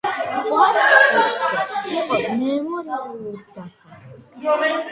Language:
Georgian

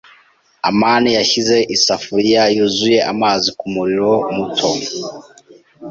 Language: Kinyarwanda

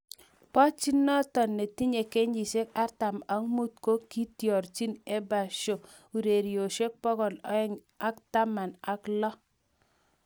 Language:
Kalenjin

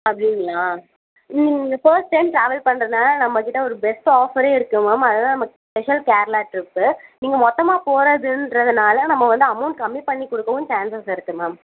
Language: Tamil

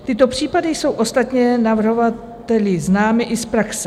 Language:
Czech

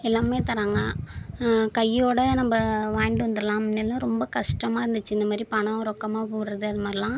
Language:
Tamil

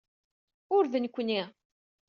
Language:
Kabyle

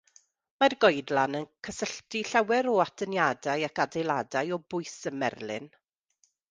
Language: Welsh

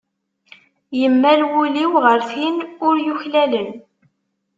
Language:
Kabyle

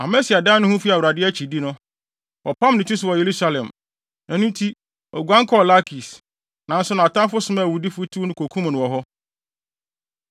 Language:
Akan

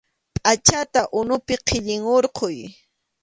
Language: Arequipa-La Unión Quechua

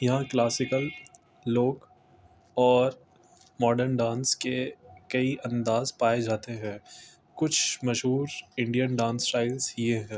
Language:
Urdu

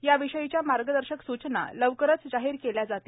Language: Marathi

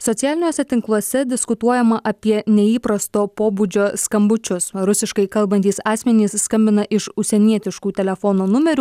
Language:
Lithuanian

